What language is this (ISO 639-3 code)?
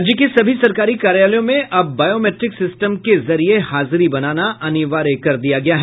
hin